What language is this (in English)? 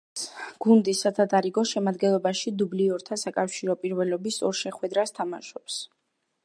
Georgian